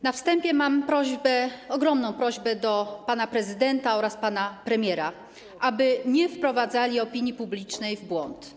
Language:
Polish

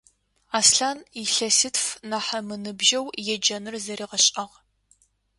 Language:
Adyghe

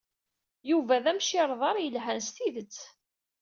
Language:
Kabyle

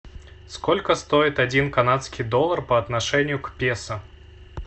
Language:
Russian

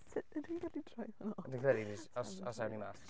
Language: Welsh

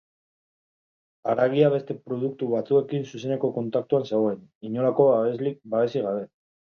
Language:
Basque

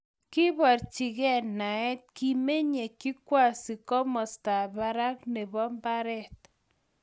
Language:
Kalenjin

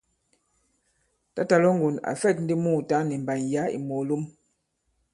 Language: Bankon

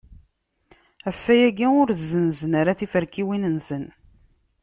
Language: Kabyle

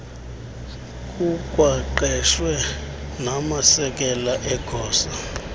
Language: Xhosa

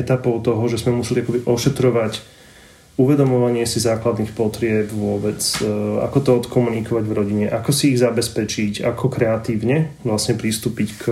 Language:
Slovak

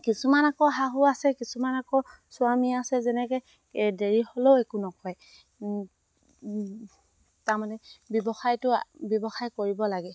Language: Assamese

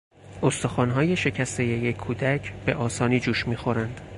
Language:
Persian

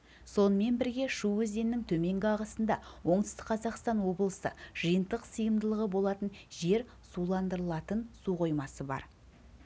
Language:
Kazakh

